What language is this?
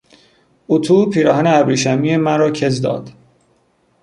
Persian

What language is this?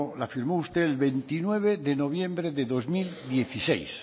Spanish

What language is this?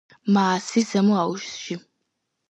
Georgian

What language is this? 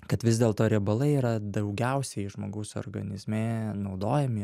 Lithuanian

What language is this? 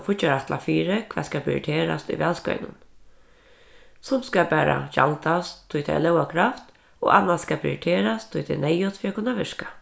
Faroese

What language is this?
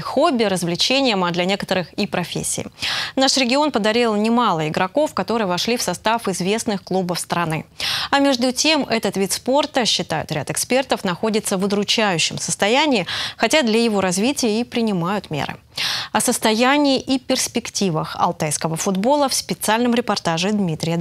Russian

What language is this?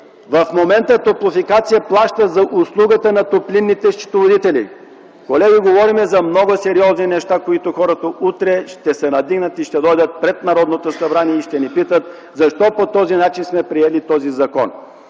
Bulgarian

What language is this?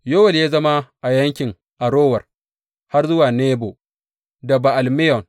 Hausa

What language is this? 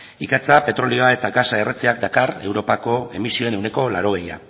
Basque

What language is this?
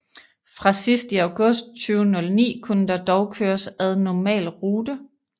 Danish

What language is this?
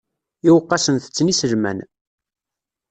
Kabyle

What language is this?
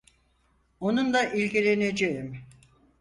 Turkish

